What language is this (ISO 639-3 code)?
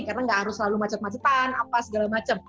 ind